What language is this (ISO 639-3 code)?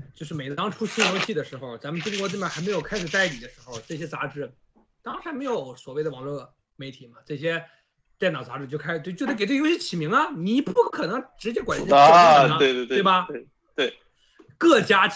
zho